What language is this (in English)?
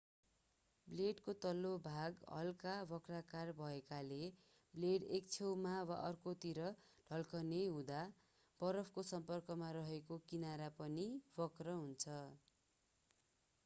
Nepali